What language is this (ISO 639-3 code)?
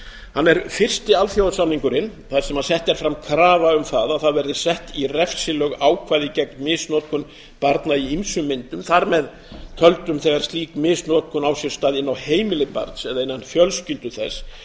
isl